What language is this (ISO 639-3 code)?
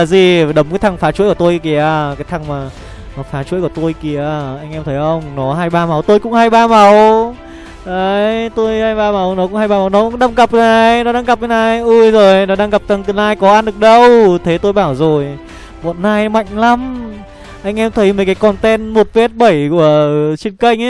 vie